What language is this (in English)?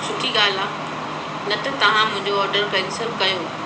Sindhi